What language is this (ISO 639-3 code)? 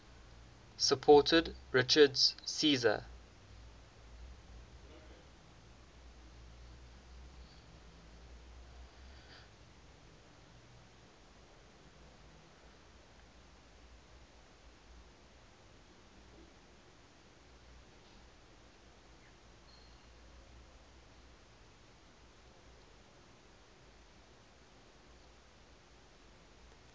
eng